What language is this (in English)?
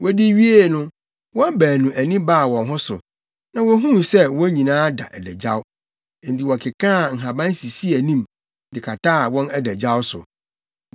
Akan